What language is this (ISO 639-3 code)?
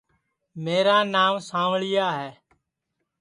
ssi